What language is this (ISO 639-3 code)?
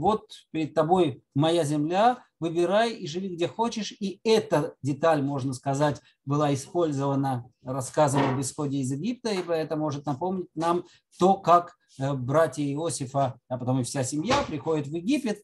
rus